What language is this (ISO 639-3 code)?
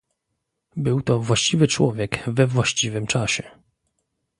pol